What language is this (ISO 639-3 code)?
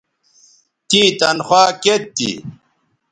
btv